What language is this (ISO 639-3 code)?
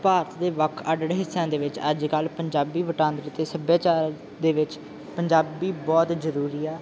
pan